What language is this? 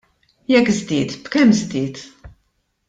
Maltese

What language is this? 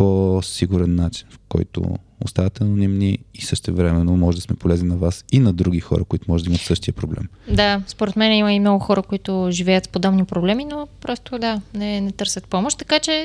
Bulgarian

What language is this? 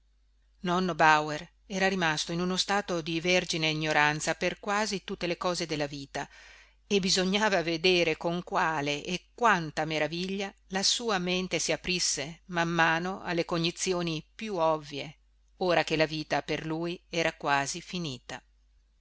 Italian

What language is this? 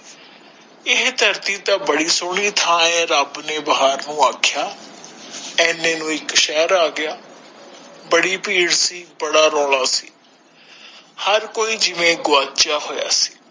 Punjabi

